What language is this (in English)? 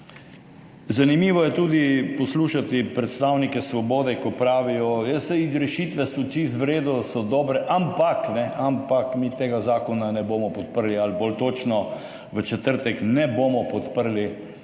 Slovenian